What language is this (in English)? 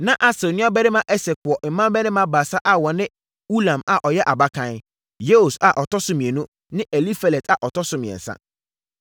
Akan